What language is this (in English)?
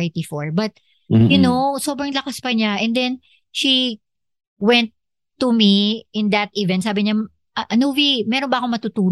Filipino